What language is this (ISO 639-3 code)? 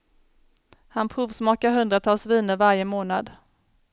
swe